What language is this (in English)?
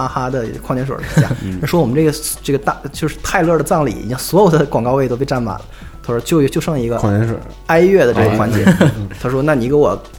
Chinese